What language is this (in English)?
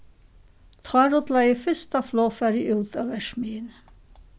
Faroese